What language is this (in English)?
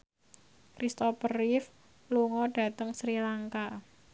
Javanese